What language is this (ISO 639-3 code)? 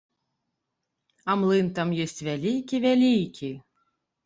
bel